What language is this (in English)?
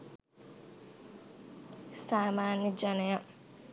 Sinhala